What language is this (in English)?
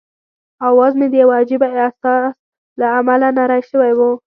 Pashto